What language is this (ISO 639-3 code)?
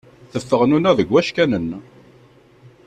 kab